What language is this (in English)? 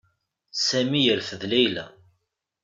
Kabyle